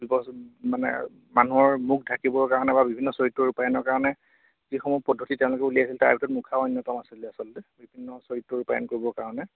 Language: Assamese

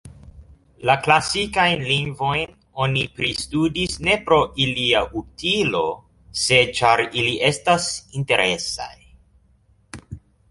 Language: Esperanto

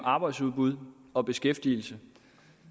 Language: Danish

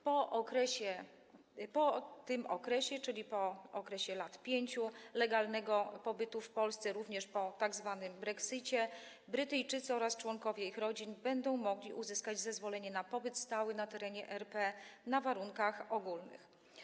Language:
Polish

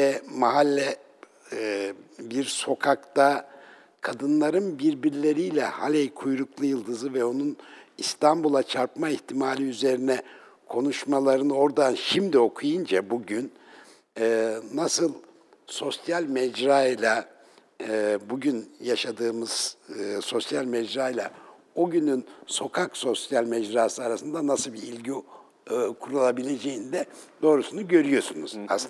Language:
Turkish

